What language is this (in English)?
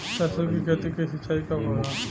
Bhojpuri